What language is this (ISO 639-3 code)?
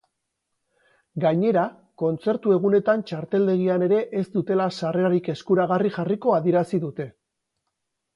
eus